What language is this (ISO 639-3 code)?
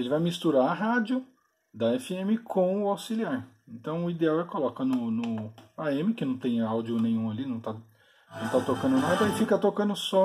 por